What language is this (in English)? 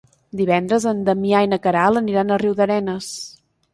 Catalan